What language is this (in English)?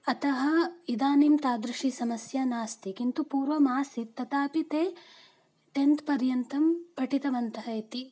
Sanskrit